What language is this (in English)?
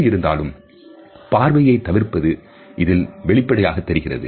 Tamil